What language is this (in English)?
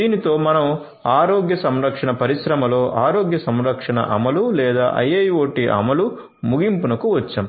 Telugu